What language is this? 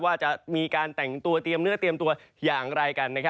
Thai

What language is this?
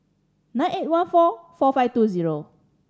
English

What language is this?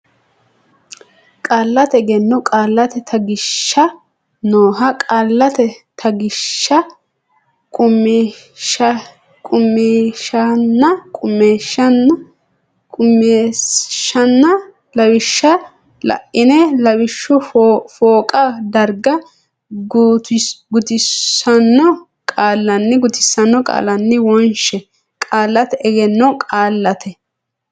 Sidamo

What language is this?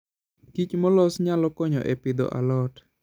Luo (Kenya and Tanzania)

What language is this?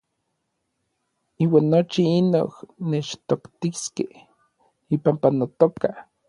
Orizaba Nahuatl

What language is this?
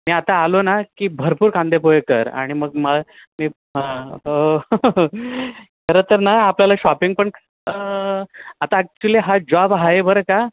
Marathi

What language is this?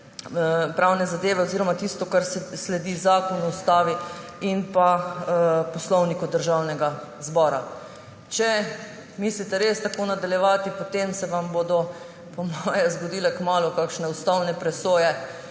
Slovenian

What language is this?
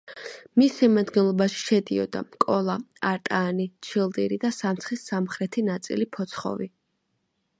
Georgian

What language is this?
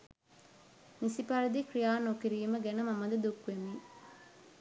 Sinhala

